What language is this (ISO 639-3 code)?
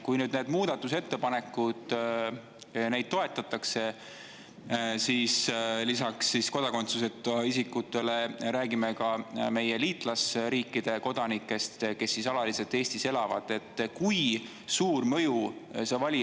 est